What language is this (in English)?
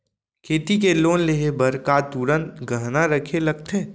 Chhattisgarhi